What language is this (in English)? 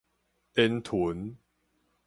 Min Nan Chinese